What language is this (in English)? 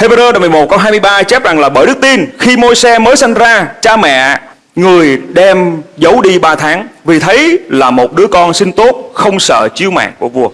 Vietnamese